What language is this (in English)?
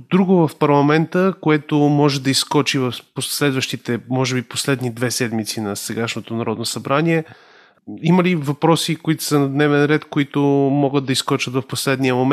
Bulgarian